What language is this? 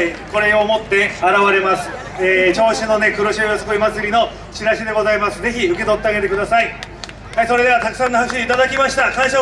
Japanese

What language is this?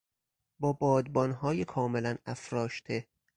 Persian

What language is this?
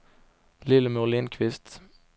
Swedish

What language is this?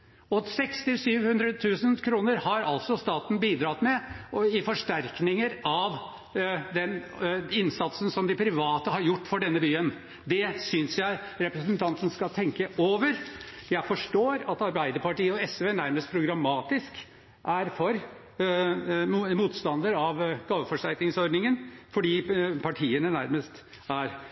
Norwegian Bokmål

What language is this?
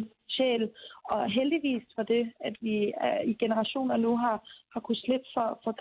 Danish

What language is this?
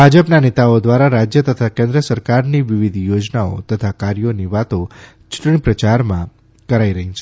Gujarati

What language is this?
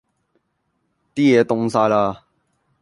Cantonese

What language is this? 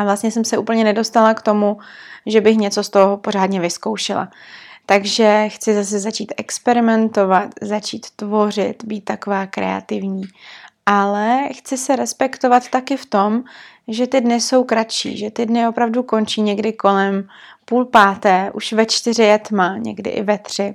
Czech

